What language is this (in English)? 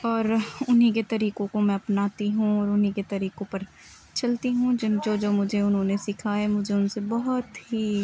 Urdu